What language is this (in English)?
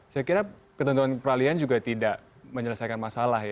Indonesian